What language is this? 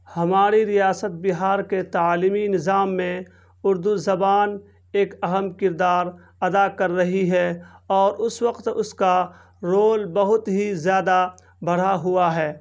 Urdu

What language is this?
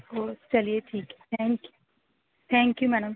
Urdu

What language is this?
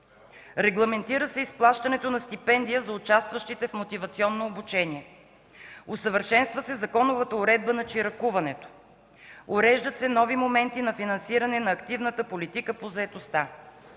Bulgarian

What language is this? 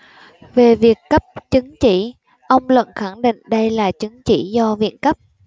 Vietnamese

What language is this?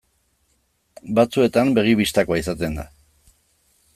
Basque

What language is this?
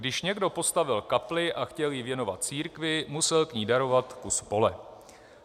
Czech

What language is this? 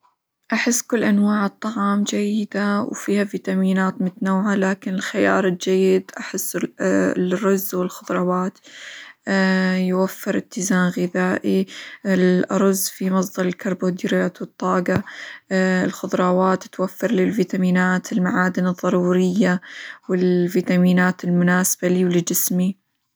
Hijazi Arabic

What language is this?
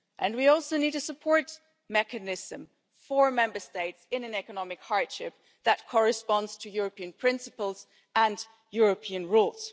English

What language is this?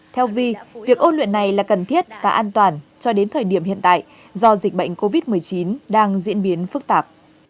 Vietnamese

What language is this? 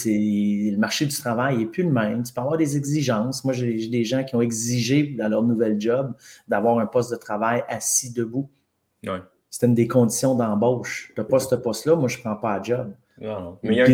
French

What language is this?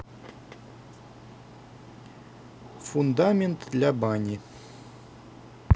Russian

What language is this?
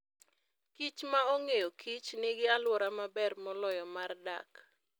Luo (Kenya and Tanzania)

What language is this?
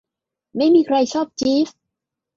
Thai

